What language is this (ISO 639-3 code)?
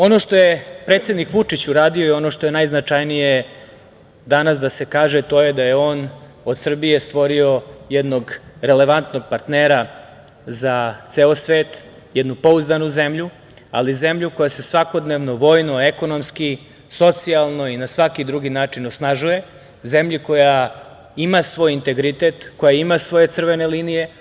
srp